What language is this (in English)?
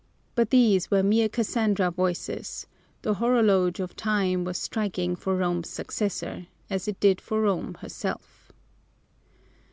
English